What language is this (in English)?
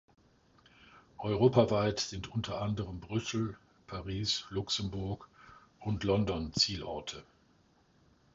German